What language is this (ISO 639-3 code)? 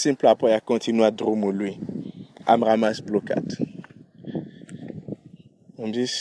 ron